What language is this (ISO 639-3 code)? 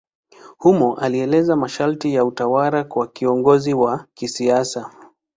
swa